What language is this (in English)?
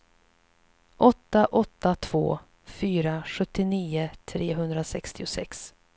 Swedish